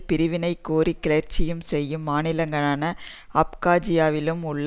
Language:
Tamil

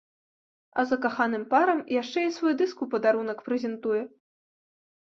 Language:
Belarusian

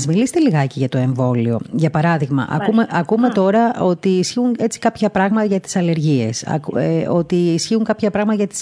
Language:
Greek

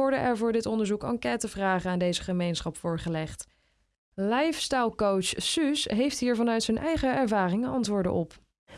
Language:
Dutch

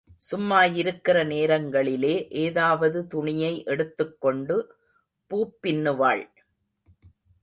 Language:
Tamil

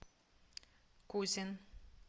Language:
Russian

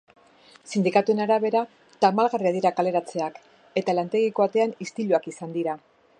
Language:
Basque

